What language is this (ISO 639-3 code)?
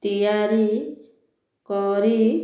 ori